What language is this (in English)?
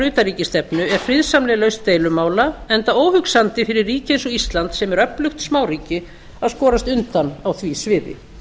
Icelandic